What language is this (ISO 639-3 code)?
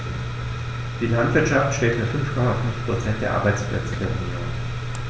deu